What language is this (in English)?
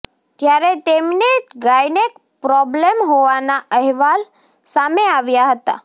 Gujarati